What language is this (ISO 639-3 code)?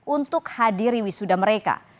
ind